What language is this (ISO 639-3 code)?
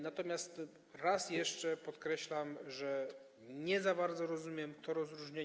pol